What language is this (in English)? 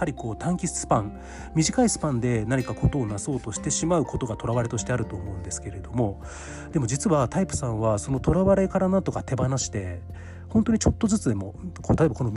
Japanese